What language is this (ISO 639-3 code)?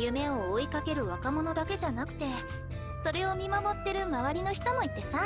jpn